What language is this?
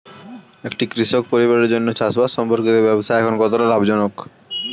Bangla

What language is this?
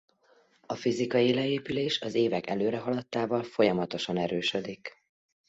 Hungarian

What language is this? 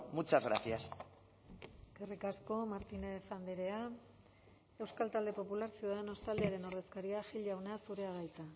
Basque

